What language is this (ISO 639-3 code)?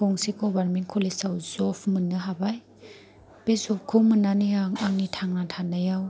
brx